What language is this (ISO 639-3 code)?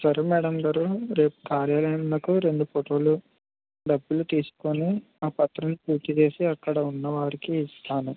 tel